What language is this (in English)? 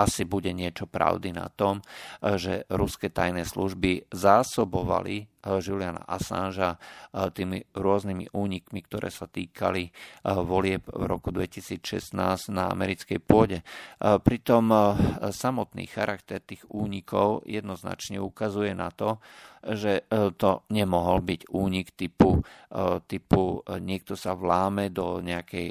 Slovak